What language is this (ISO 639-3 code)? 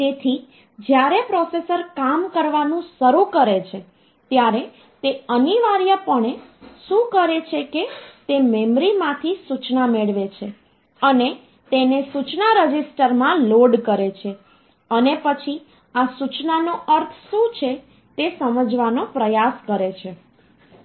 guj